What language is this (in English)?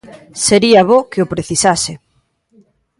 Galician